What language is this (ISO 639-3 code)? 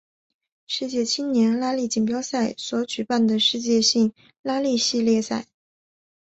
zho